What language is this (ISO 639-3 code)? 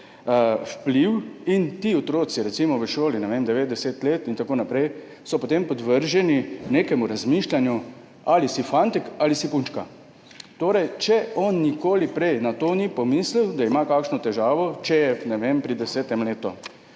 slv